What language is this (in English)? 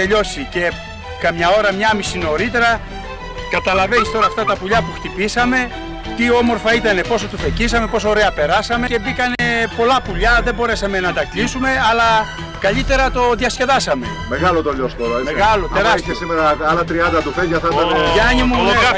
Greek